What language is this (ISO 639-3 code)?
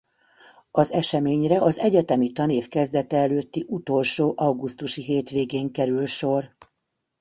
hun